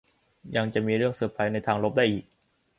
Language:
Thai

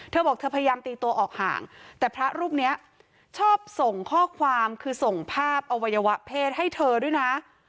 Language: Thai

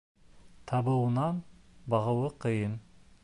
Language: Bashkir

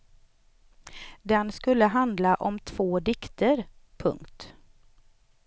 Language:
Swedish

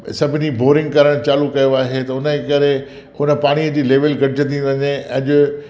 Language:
Sindhi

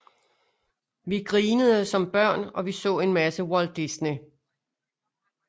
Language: Danish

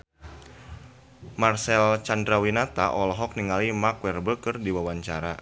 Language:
Sundanese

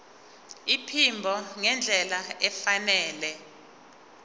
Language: Zulu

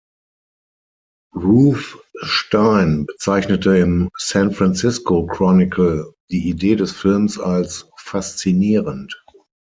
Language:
German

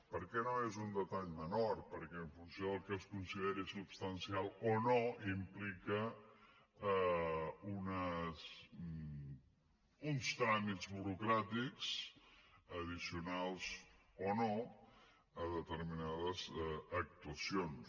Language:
Catalan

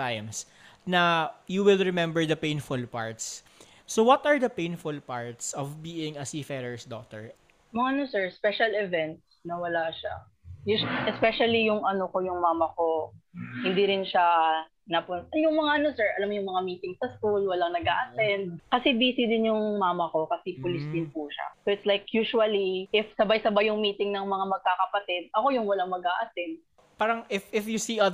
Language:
Filipino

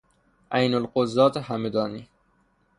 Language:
Persian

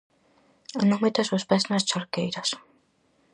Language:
Galician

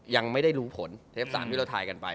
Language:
Thai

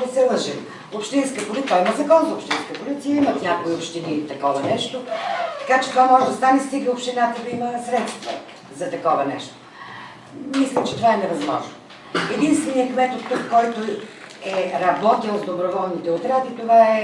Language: Bulgarian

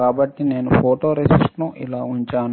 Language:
Telugu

